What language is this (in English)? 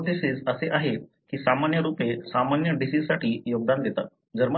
Marathi